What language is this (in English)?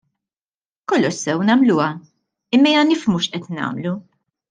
Maltese